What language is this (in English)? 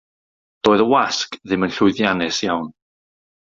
Welsh